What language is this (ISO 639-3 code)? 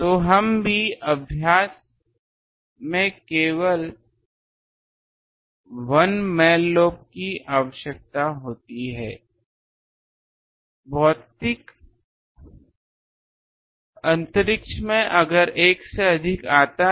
hin